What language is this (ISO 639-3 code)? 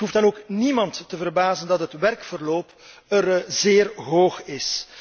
nld